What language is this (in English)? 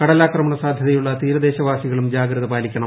Malayalam